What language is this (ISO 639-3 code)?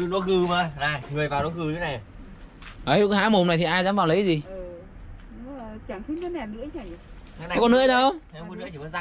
vie